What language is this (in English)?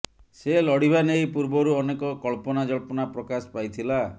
Odia